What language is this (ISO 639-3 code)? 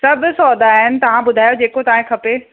snd